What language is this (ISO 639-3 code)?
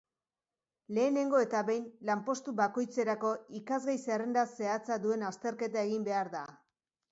eus